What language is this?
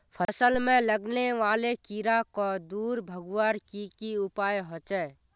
Magahi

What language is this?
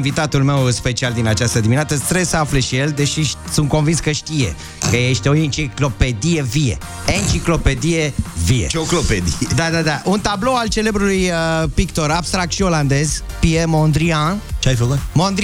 Romanian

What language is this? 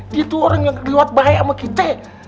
Indonesian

